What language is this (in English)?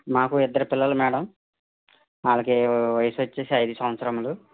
Telugu